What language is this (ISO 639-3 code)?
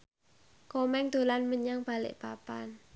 jav